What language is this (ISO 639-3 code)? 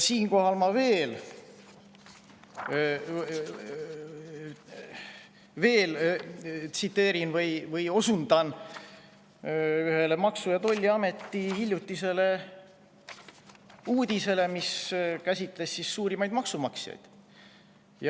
est